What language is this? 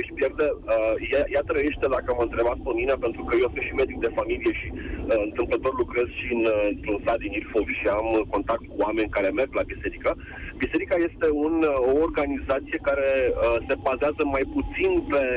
Romanian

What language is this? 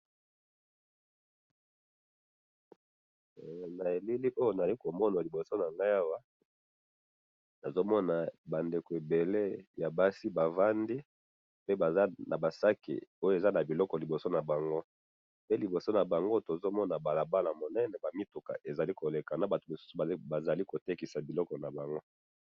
Lingala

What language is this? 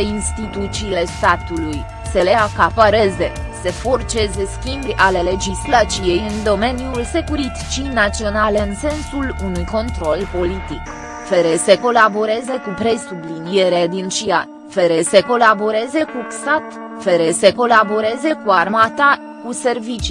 Romanian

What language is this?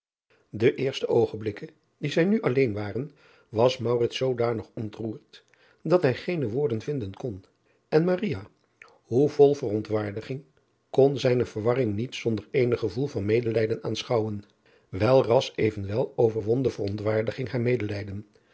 Dutch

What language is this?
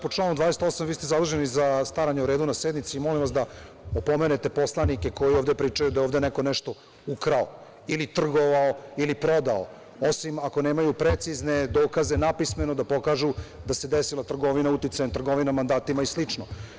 Serbian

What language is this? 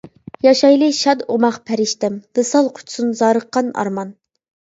Uyghur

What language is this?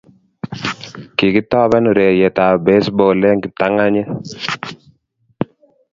Kalenjin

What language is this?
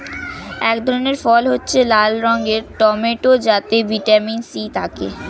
Bangla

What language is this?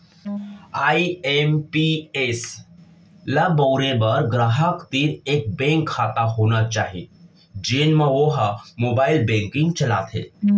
Chhattisgarhi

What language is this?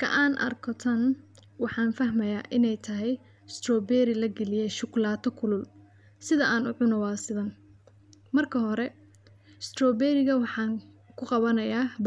Somali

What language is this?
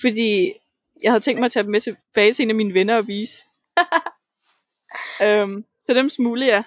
Danish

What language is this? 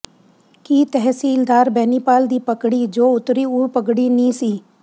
Punjabi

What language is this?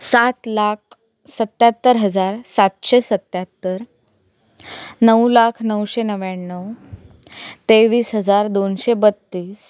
Marathi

